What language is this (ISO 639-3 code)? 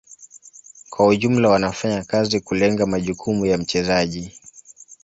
swa